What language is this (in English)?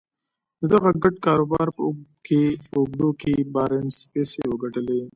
Pashto